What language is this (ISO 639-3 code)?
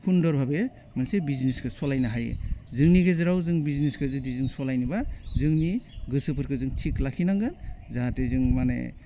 brx